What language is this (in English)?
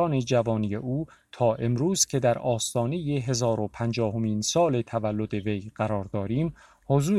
Persian